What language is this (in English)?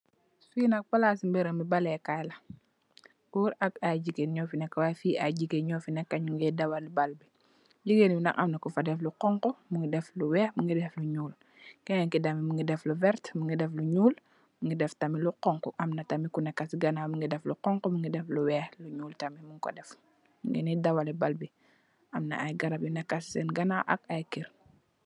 Wolof